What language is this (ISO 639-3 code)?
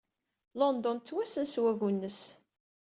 kab